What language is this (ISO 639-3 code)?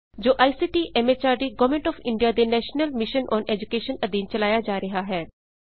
pan